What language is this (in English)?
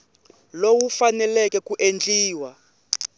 Tsonga